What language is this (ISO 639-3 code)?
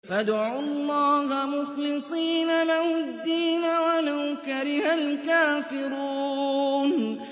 ara